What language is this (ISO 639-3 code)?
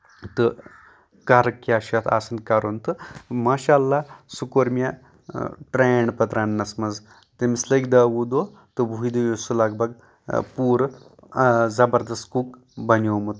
kas